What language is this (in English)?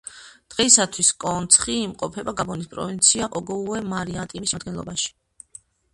Georgian